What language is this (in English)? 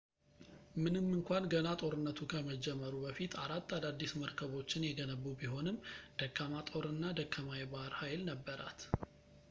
Amharic